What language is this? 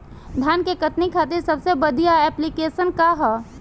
Bhojpuri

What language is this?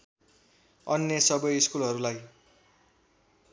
Nepali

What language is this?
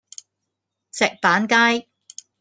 Cantonese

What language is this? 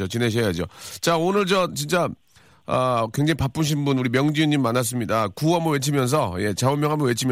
Korean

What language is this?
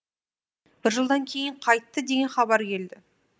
Kazakh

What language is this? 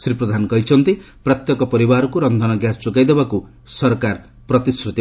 Odia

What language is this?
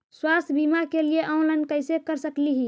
Magahi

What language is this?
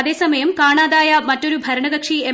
Malayalam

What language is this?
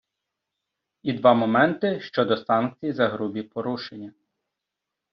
Ukrainian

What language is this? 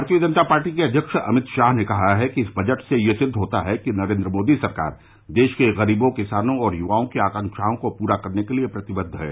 Hindi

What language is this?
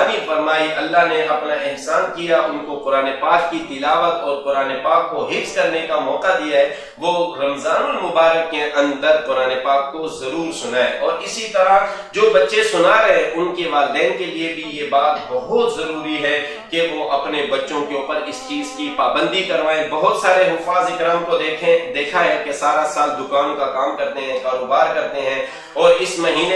Turkish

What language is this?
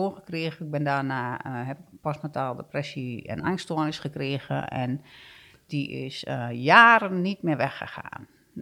Dutch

